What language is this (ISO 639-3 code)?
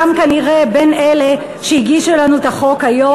heb